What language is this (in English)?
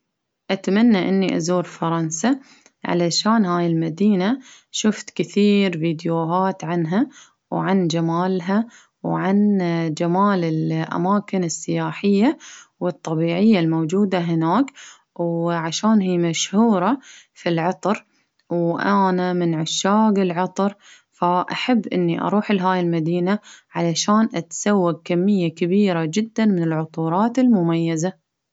Baharna Arabic